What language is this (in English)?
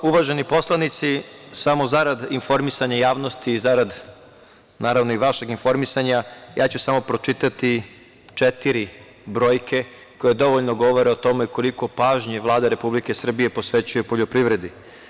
Serbian